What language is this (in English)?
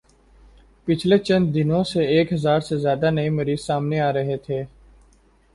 Urdu